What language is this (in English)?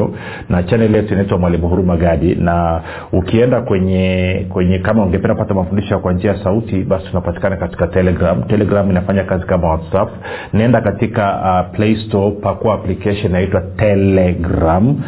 Swahili